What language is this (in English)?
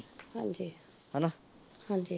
Punjabi